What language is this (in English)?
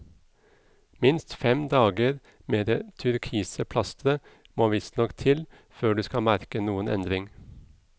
Norwegian